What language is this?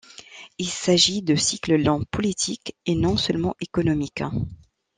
French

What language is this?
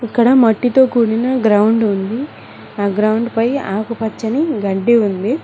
Telugu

